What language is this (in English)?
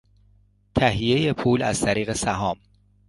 Persian